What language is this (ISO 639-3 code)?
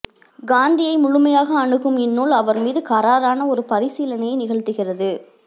tam